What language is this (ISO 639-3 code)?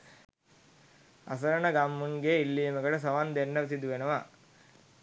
sin